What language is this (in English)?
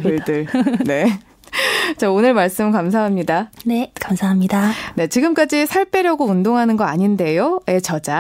Korean